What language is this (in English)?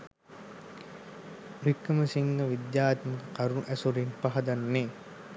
Sinhala